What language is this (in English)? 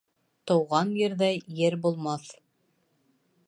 Bashkir